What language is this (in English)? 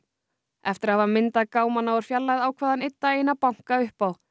Icelandic